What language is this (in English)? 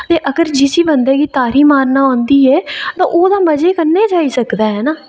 Dogri